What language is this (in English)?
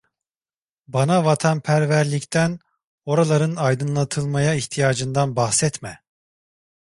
Turkish